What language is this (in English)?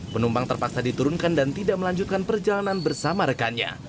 Indonesian